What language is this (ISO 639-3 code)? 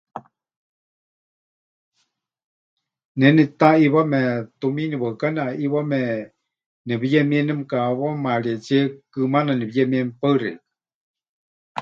hch